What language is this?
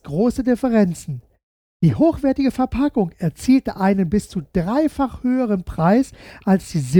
German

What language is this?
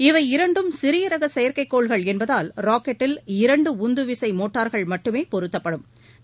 Tamil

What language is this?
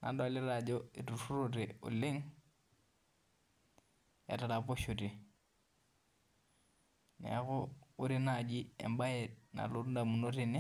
Masai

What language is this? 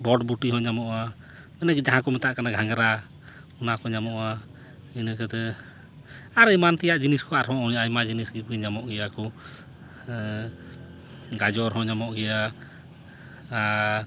Santali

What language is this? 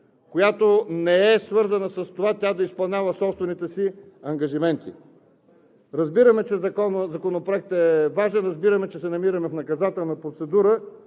Bulgarian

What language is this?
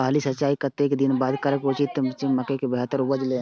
Maithili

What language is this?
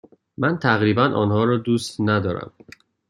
Persian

